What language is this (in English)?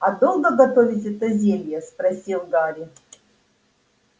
Russian